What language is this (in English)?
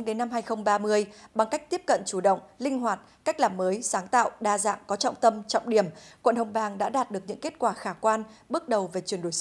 Vietnamese